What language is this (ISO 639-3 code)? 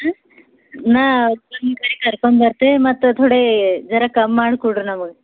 kan